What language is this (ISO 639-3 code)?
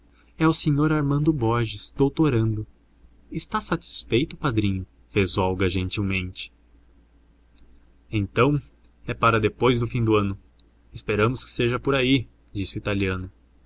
por